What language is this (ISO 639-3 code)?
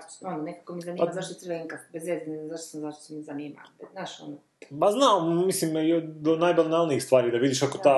hrv